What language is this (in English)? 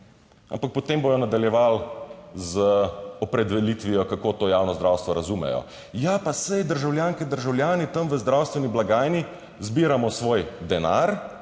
Slovenian